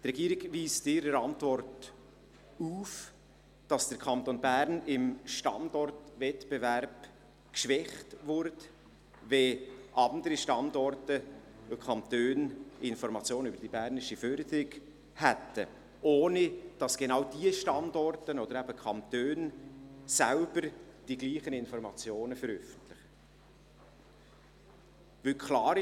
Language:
Swiss German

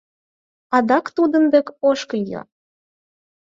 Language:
Mari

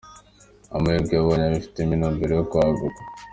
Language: Kinyarwanda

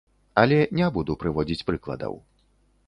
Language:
Belarusian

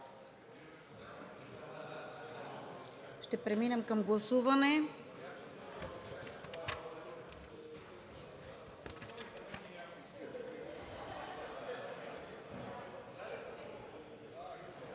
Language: Bulgarian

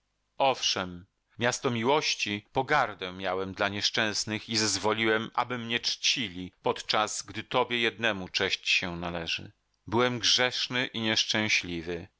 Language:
Polish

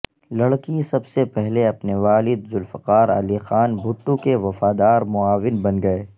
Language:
Urdu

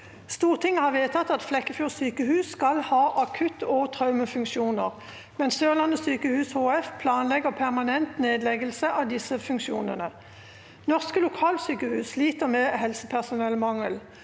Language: Norwegian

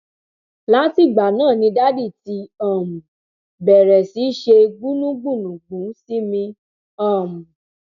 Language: Yoruba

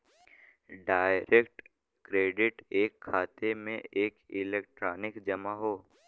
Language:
Bhojpuri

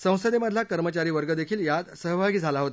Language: Marathi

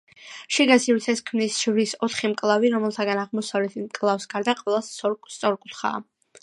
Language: Georgian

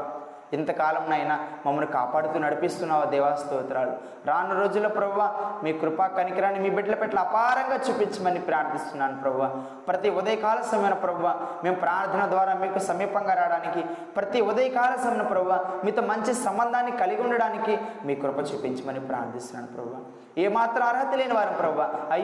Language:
Telugu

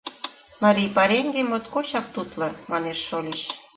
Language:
Mari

